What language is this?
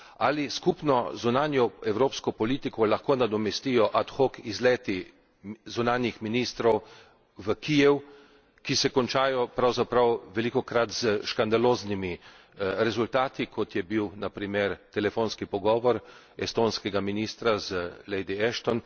Slovenian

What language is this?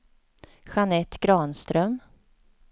Swedish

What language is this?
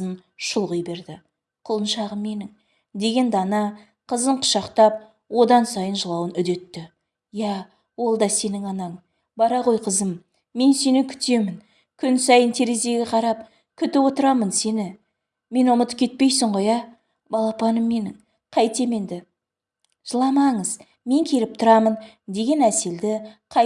Turkish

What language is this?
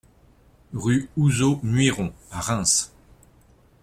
French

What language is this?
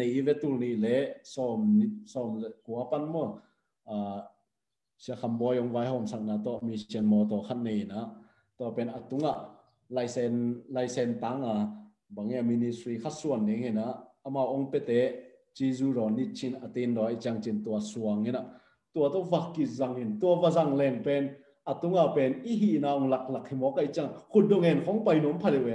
Thai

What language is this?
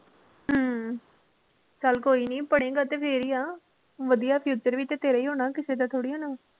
Punjabi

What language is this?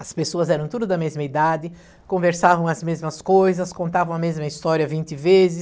Portuguese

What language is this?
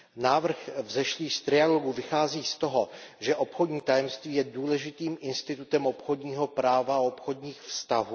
Czech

